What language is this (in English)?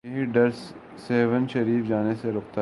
Urdu